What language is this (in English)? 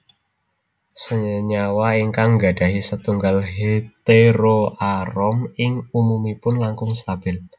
Javanese